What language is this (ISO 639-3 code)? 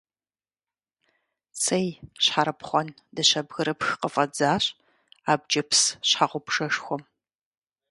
kbd